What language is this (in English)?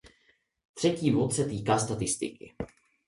Czech